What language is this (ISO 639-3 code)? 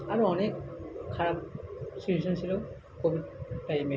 ben